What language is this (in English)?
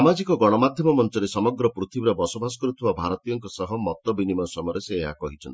Odia